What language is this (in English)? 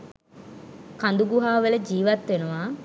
Sinhala